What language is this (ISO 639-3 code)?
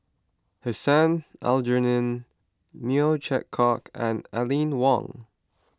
eng